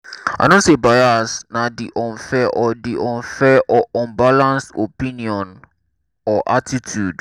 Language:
Nigerian Pidgin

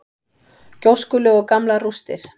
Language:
Icelandic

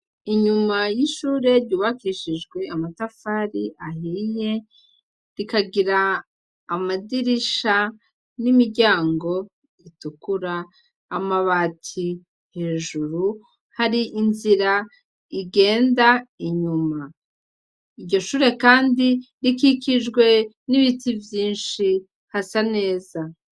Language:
Rundi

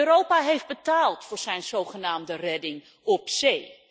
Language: Dutch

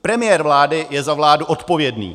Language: Czech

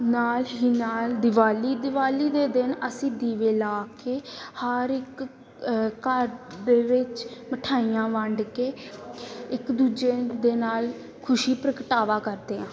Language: Punjabi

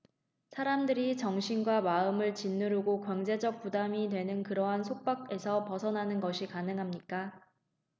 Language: Korean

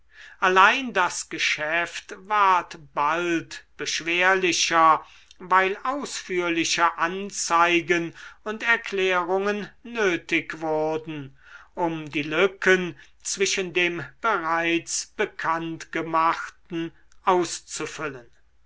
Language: German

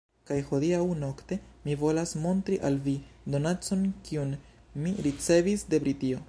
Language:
Esperanto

